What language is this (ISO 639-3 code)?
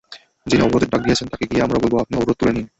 ben